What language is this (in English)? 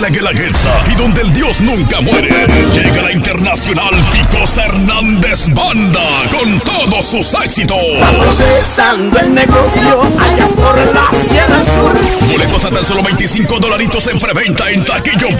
Spanish